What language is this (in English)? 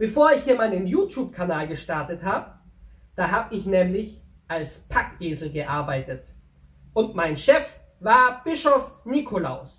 German